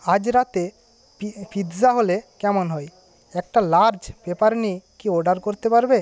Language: Bangla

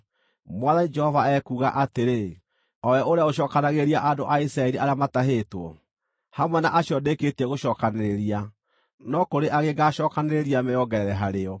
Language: Kikuyu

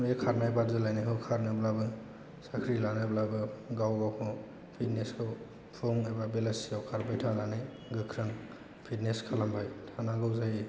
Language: Bodo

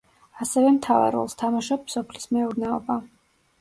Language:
Georgian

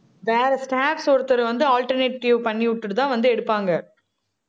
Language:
Tamil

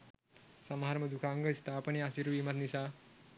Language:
Sinhala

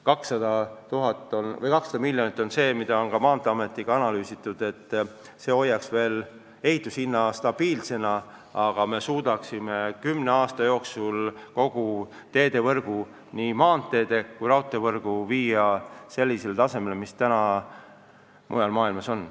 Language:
Estonian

